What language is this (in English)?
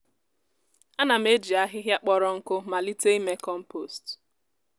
Igbo